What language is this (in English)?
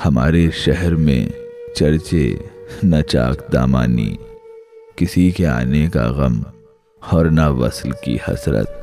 Urdu